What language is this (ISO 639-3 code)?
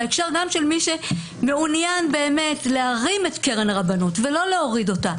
heb